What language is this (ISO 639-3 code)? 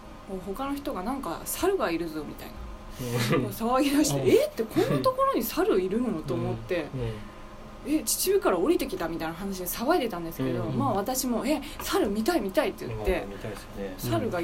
jpn